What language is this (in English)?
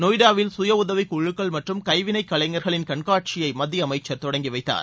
Tamil